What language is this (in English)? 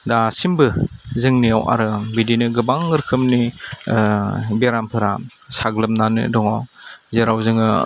Bodo